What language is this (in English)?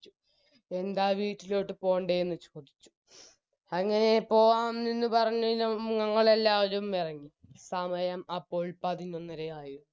Malayalam